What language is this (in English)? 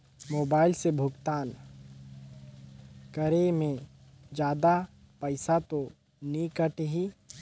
Chhattisgarhi